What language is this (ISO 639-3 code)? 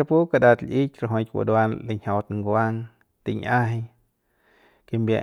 pbs